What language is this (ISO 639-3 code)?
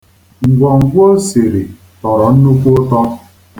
ibo